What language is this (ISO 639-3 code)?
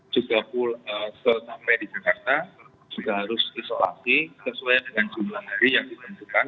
ind